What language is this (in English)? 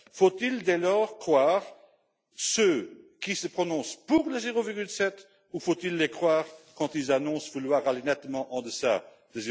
French